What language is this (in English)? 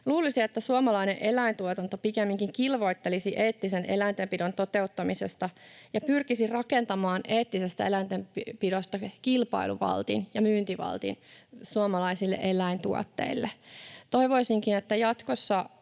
Finnish